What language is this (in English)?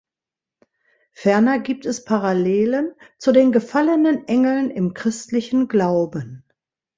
German